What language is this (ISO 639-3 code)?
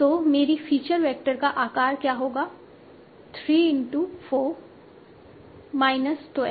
hin